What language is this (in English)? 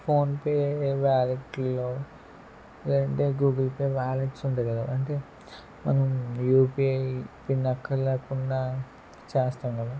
Telugu